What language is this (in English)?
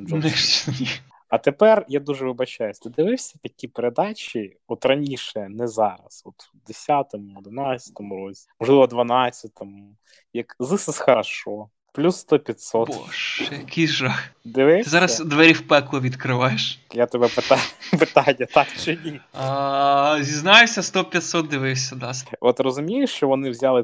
Ukrainian